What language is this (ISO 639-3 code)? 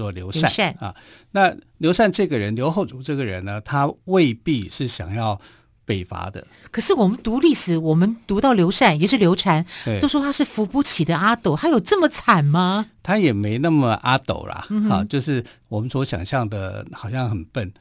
zho